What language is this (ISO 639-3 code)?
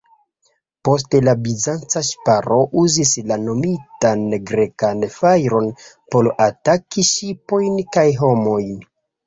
epo